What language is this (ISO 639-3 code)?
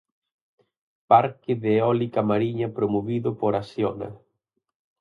glg